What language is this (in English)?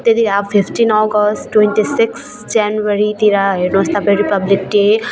Nepali